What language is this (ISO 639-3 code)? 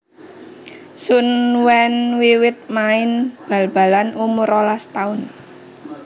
jav